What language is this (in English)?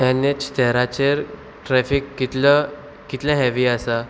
Konkani